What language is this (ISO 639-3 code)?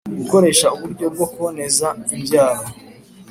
kin